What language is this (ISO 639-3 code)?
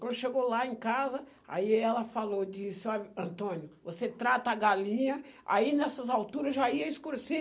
por